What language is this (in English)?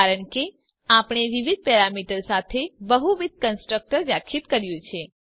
Gujarati